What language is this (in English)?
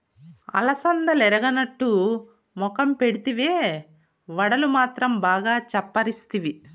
Telugu